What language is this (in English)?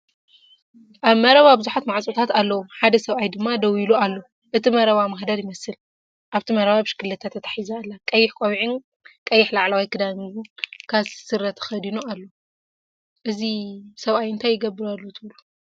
Tigrinya